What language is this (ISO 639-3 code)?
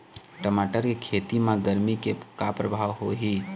hne